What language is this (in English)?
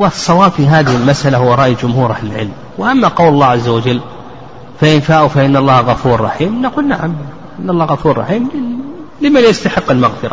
Arabic